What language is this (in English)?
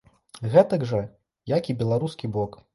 Belarusian